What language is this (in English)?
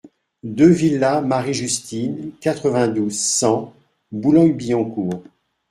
French